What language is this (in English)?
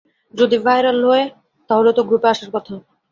Bangla